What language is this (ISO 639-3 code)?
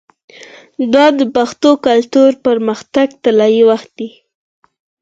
pus